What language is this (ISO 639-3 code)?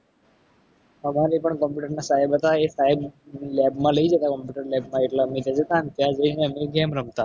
guj